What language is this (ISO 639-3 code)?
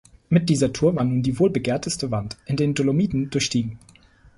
deu